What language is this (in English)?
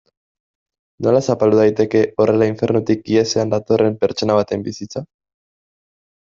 Basque